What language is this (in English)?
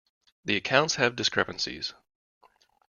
English